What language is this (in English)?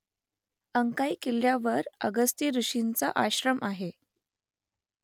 Marathi